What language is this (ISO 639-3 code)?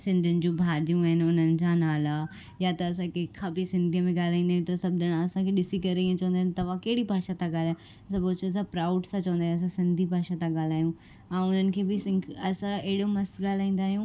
snd